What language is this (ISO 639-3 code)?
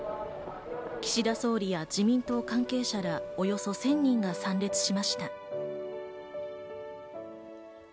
jpn